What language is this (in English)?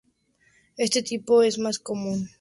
Spanish